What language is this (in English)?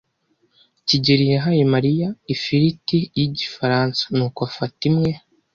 Kinyarwanda